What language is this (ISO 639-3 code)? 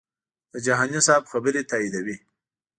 pus